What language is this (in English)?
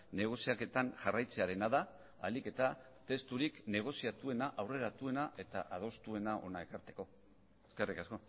Basque